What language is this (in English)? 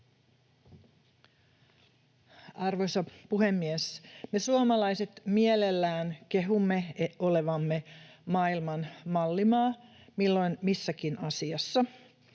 Finnish